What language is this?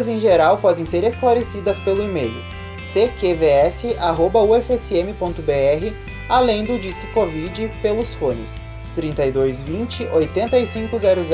Portuguese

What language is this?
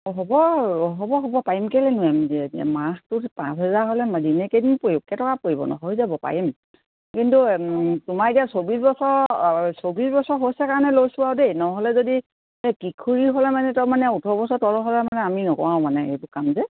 Assamese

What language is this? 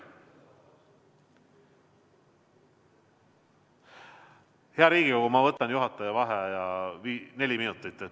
Estonian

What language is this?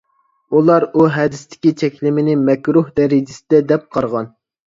Uyghur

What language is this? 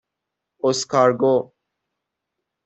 Persian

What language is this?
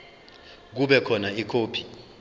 Zulu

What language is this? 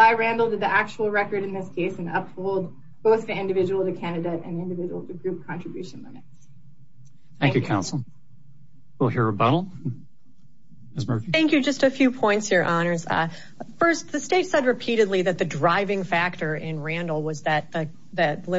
English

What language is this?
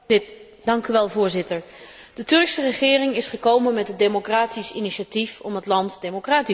Dutch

